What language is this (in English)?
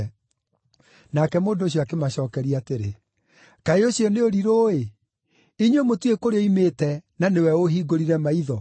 Kikuyu